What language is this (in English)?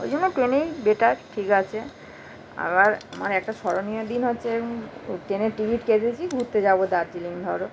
Bangla